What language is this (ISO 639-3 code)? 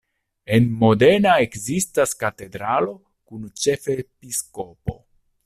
epo